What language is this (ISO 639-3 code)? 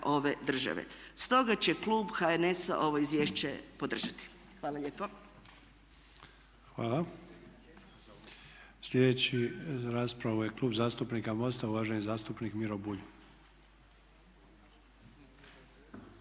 hrv